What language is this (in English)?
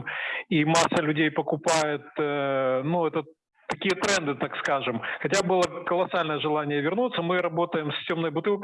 Russian